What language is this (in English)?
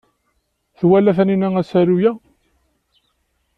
Kabyle